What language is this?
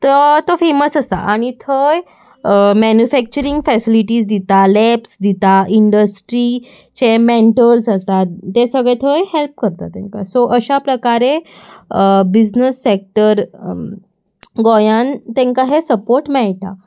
Konkani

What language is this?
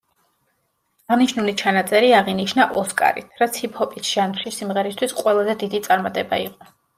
Georgian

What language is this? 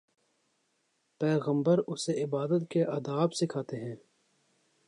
Urdu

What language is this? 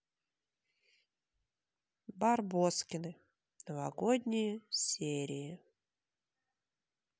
Russian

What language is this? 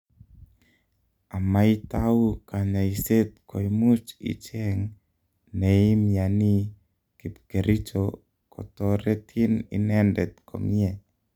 Kalenjin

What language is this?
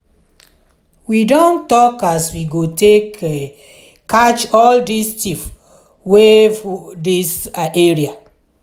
Nigerian Pidgin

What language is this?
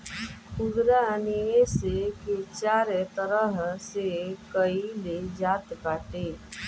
Bhojpuri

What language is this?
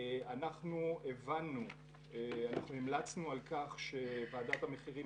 Hebrew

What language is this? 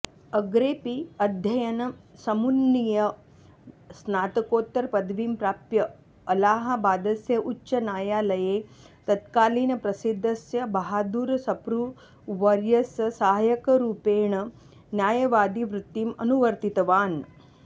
Sanskrit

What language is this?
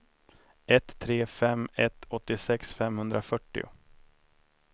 Swedish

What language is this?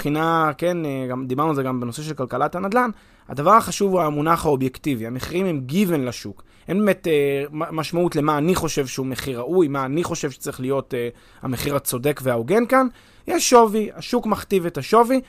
Hebrew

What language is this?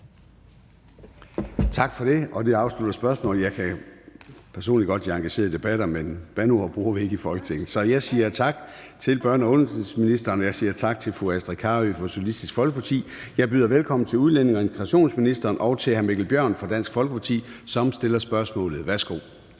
Danish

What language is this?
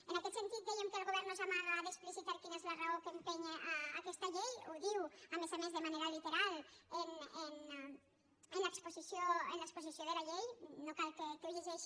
Catalan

